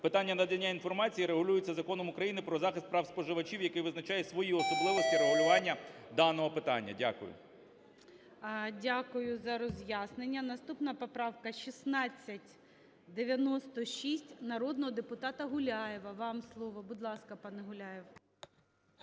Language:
Ukrainian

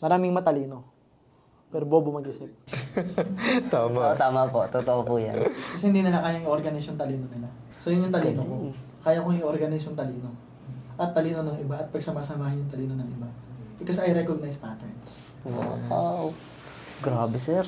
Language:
Filipino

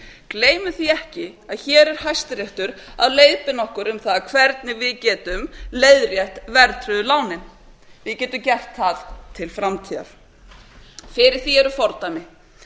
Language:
Icelandic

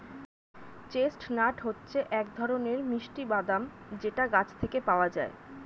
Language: Bangla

